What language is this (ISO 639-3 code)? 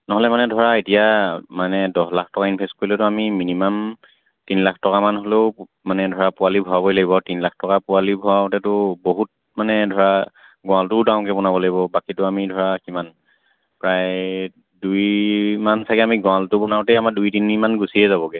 asm